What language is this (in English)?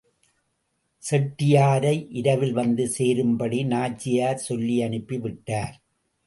Tamil